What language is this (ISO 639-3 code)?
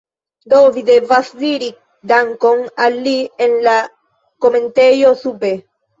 epo